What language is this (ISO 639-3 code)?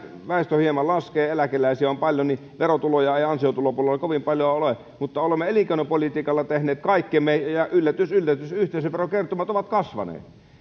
fin